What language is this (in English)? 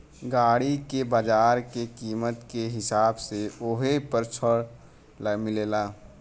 Bhojpuri